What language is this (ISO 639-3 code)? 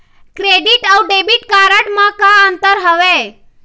hne